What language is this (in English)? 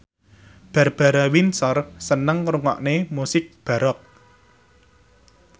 Javanese